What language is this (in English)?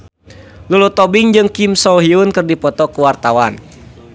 Sundanese